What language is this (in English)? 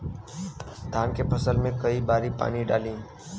Bhojpuri